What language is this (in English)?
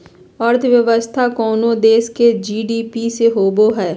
Magahi